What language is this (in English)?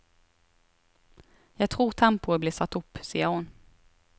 Norwegian